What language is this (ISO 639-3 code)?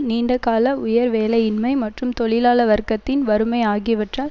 tam